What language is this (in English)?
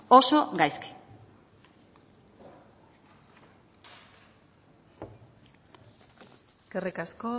Basque